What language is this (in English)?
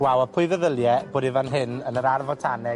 Welsh